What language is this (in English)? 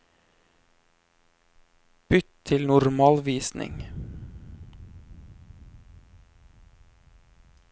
Norwegian